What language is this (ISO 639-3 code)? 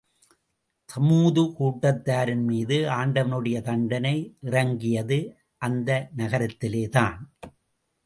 tam